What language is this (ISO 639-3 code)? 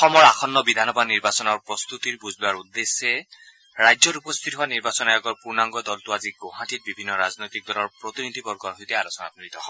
asm